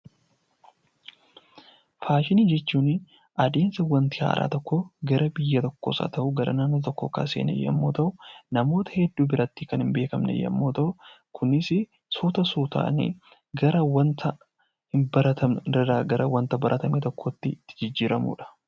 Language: Oromo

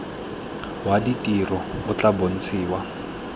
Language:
Tswana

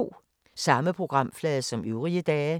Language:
Danish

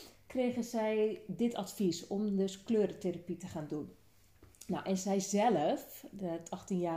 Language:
Dutch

